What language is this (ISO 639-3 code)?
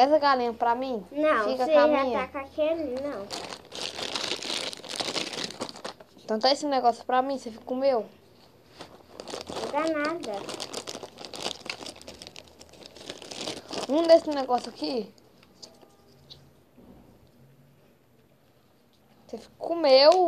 por